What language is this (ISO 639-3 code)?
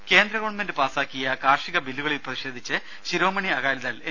mal